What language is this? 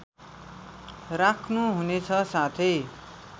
Nepali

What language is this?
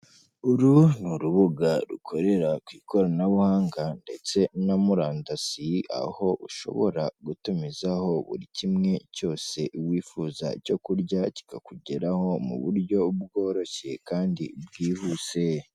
Kinyarwanda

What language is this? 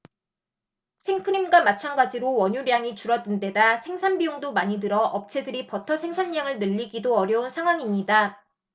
Korean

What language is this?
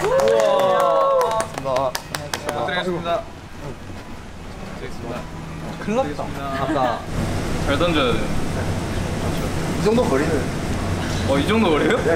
Korean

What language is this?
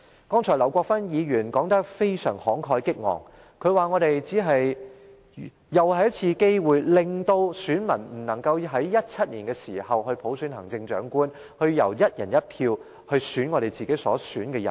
Cantonese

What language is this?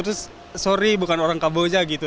Indonesian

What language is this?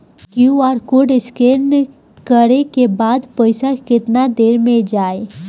Bhojpuri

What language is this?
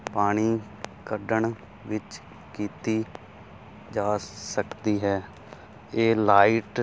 Punjabi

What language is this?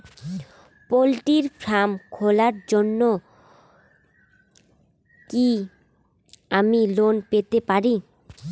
Bangla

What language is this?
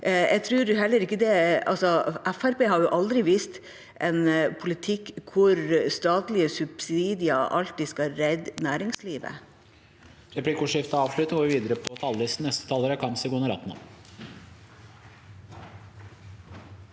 Norwegian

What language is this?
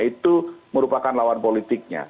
Indonesian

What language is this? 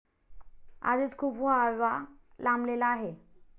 Marathi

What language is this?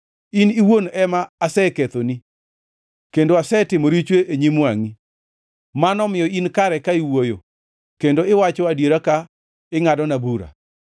Luo (Kenya and Tanzania)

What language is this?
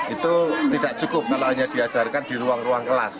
Indonesian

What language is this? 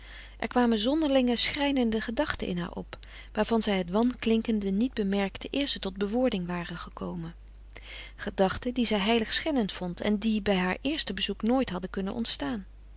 Dutch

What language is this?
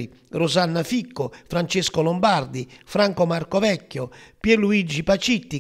Italian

